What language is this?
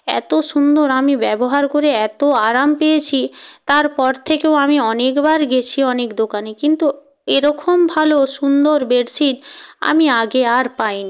Bangla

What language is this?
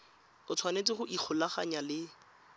Tswana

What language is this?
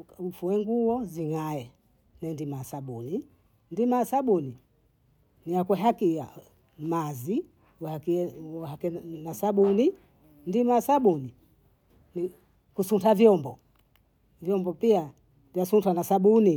Bondei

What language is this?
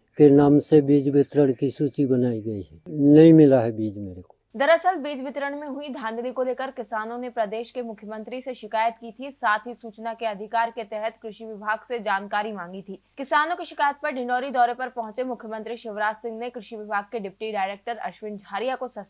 Hindi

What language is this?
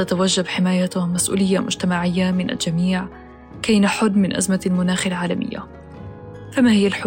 Arabic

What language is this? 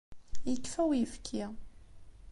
Kabyle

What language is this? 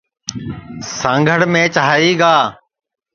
Sansi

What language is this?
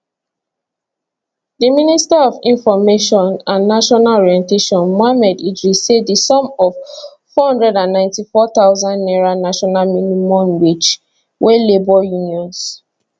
Nigerian Pidgin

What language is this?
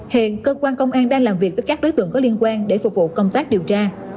Vietnamese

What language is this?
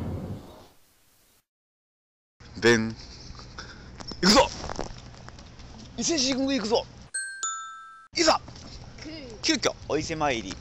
Japanese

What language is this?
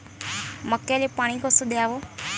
Marathi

